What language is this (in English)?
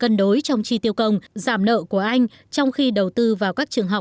Vietnamese